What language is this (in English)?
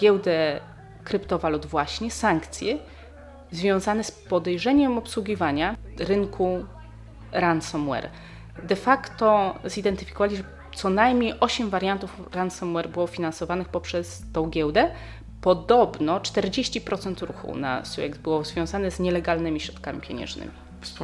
Polish